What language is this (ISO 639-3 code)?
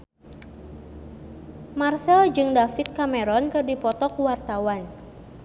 sun